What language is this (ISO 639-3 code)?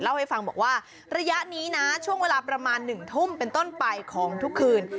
tha